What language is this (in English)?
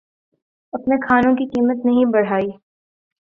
Urdu